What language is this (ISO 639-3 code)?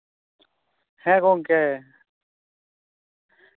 sat